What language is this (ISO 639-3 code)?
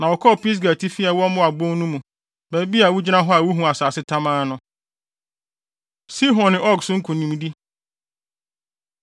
aka